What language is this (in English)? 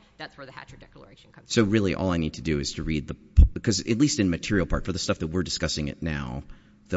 English